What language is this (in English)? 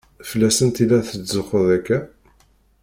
Kabyle